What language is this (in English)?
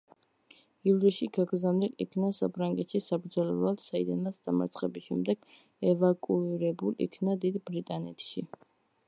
Georgian